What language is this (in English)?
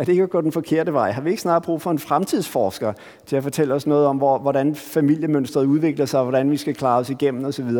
Danish